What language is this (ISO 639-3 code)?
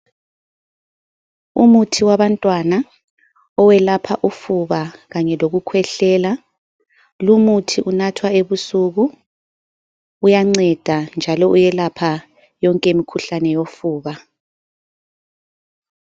nde